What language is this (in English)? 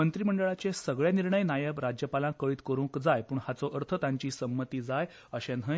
Konkani